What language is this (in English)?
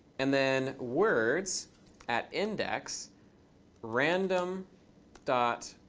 English